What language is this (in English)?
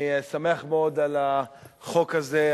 Hebrew